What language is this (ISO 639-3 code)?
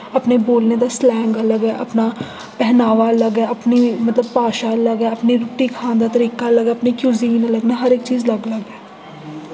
doi